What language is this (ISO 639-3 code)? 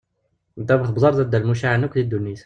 kab